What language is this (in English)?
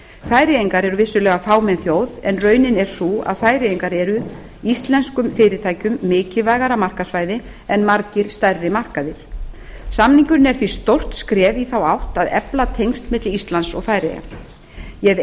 Icelandic